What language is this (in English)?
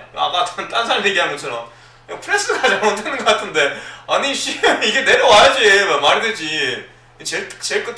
Korean